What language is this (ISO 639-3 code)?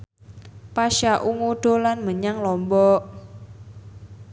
jav